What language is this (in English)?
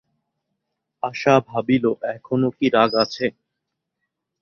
Bangla